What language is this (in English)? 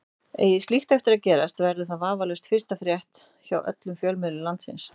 Icelandic